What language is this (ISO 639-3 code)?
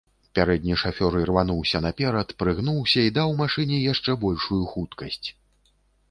bel